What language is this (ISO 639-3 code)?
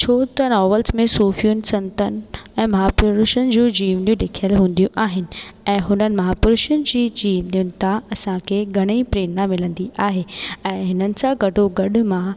snd